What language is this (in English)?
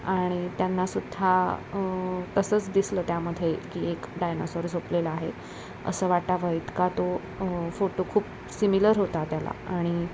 Marathi